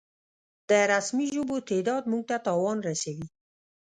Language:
Pashto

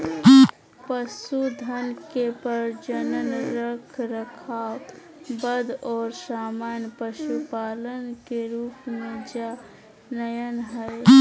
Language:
Magahi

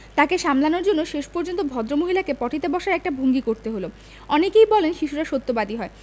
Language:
Bangla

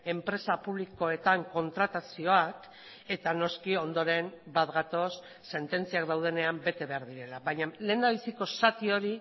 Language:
Basque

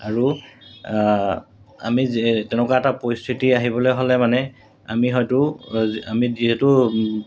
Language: Assamese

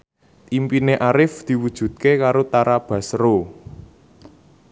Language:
Javanese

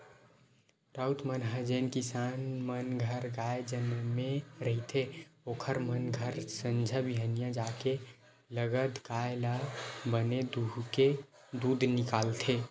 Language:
Chhattisgarhi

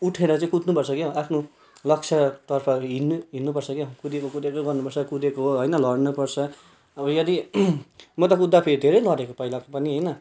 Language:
Nepali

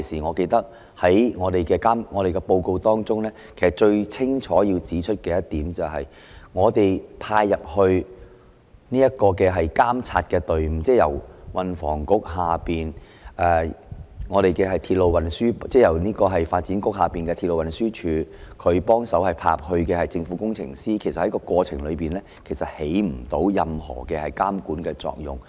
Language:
Cantonese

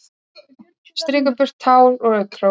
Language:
Icelandic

